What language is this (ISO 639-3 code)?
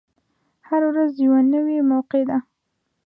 pus